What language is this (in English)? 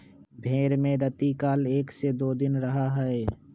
Magahi